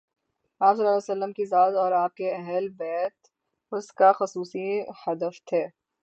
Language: Urdu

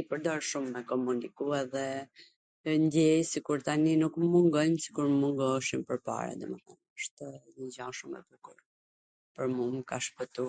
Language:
Gheg Albanian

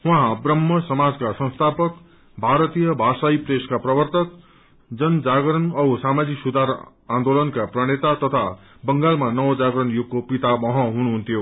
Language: Nepali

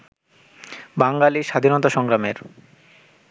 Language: Bangla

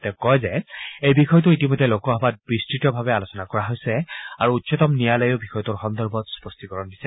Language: Assamese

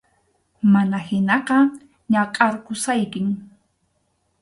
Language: Arequipa-La Unión Quechua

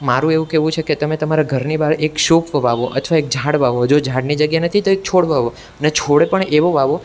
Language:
Gujarati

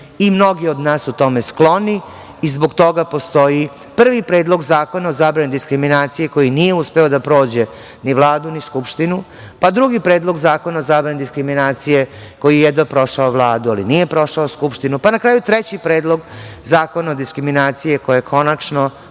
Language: Serbian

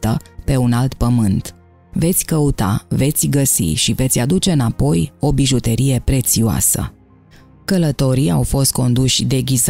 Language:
Romanian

